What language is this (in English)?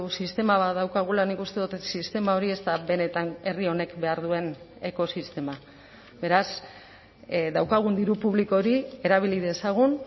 Basque